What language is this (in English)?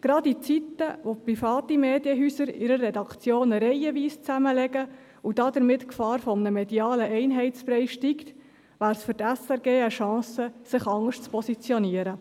Swiss German